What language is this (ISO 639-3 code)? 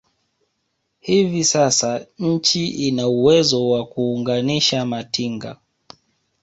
swa